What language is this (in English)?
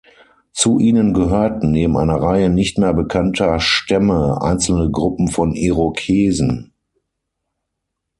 German